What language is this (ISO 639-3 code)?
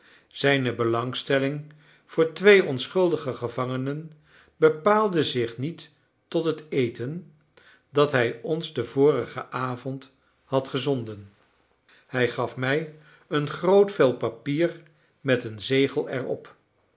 nld